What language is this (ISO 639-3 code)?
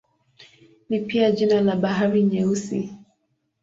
swa